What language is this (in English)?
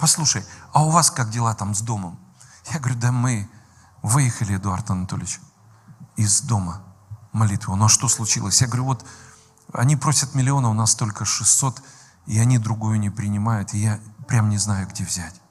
Russian